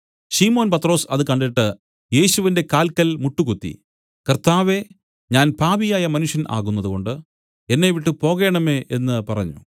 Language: Malayalam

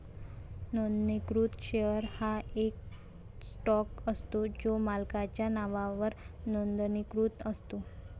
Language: Marathi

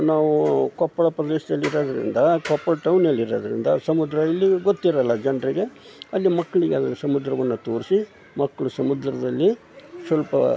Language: Kannada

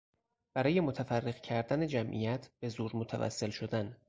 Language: Persian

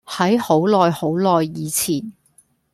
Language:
Cantonese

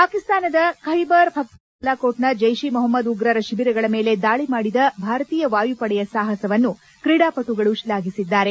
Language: Kannada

